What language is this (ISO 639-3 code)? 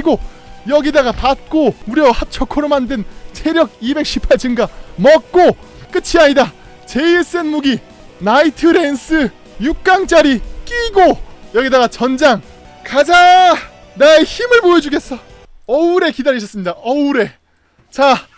kor